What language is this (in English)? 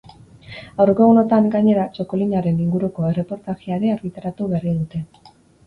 Basque